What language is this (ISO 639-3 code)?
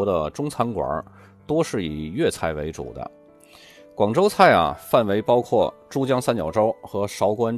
zho